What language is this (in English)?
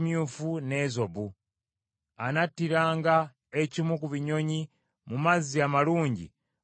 Ganda